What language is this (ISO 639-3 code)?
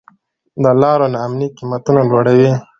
pus